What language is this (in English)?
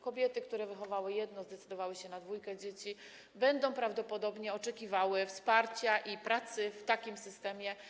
Polish